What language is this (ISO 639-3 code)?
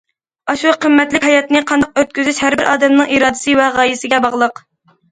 uig